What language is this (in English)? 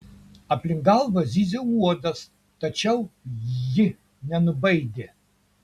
Lithuanian